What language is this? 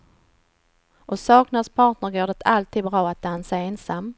Swedish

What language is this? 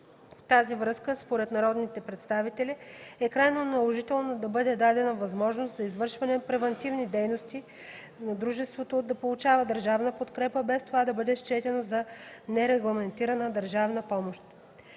Bulgarian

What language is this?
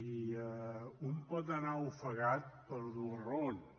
Catalan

